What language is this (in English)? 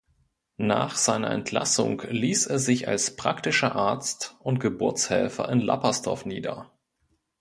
German